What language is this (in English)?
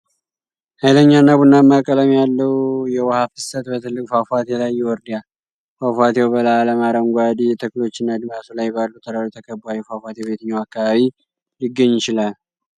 Amharic